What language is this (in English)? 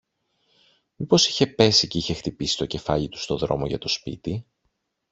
Greek